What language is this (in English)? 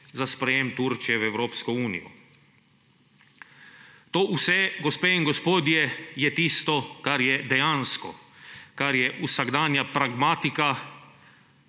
Slovenian